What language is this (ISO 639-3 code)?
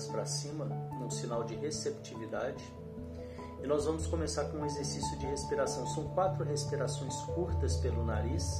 por